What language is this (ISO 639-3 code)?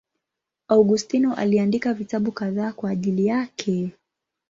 swa